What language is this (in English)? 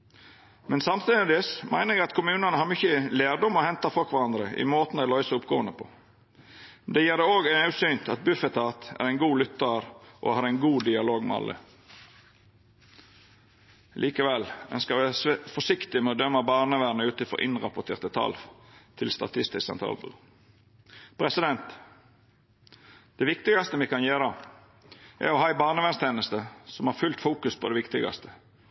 Norwegian Nynorsk